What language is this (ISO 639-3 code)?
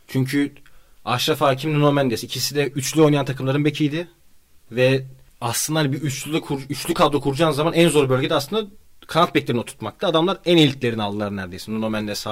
tur